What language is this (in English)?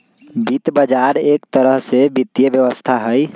Magahi